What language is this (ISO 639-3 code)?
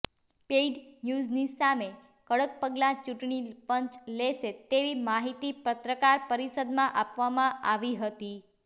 guj